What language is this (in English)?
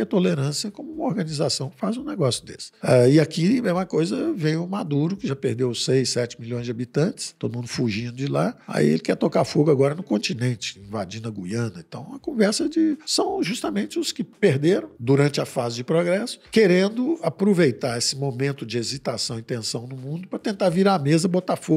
Portuguese